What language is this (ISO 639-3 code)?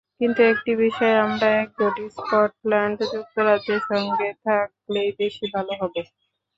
ben